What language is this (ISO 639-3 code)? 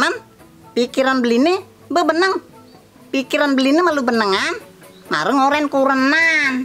ind